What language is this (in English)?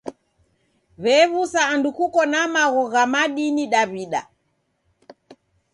Taita